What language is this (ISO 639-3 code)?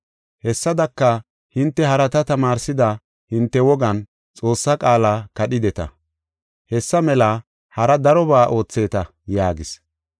gof